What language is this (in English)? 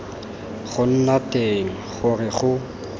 Tswana